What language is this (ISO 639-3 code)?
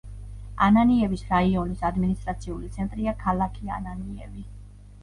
kat